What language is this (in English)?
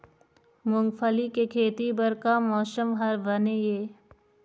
Chhattisgarhi